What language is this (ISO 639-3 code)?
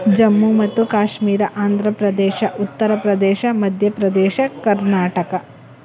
kan